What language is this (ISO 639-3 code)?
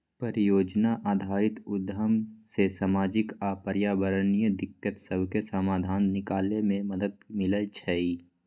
mag